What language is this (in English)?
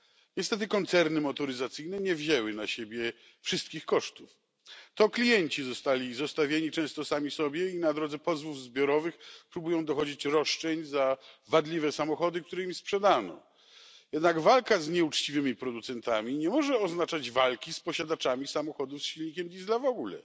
Polish